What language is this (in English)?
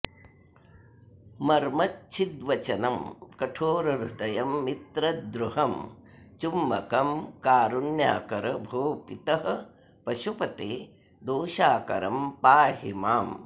Sanskrit